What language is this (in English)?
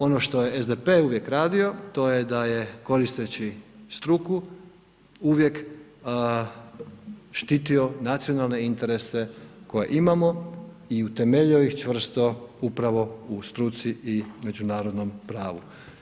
Croatian